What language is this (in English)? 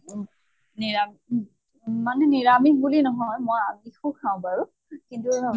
Assamese